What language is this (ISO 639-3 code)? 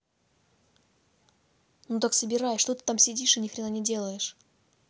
rus